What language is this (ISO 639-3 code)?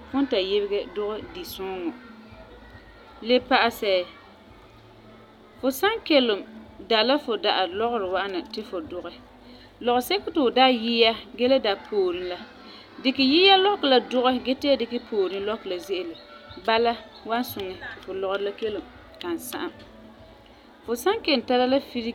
gur